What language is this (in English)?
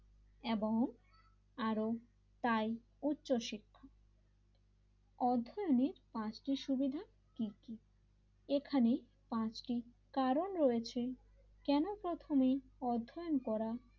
Bangla